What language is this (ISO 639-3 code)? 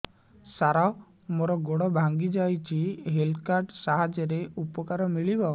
ori